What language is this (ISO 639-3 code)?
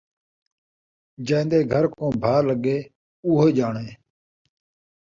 skr